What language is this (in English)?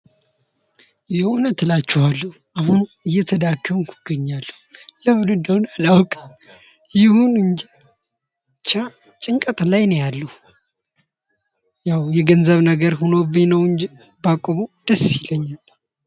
Amharic